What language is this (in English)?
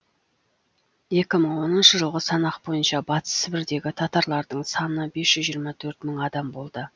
Kazakh